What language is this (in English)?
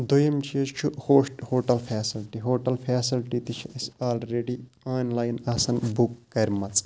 Kashmiri